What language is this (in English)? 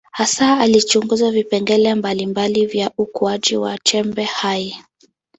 Swahili